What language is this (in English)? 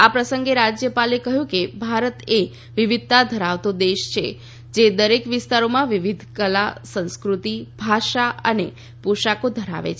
Gujarati